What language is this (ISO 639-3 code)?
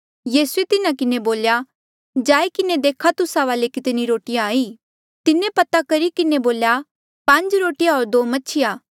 mjl